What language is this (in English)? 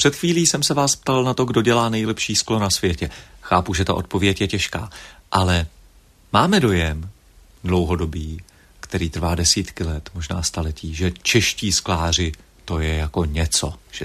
Czech